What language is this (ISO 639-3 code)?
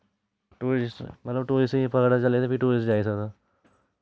doi